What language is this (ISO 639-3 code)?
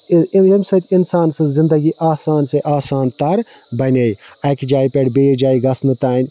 kas